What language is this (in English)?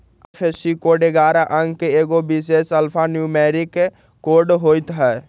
Magahi